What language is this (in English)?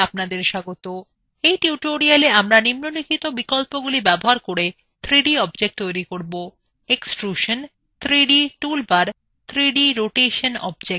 Bangla